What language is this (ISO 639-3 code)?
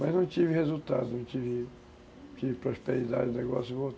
por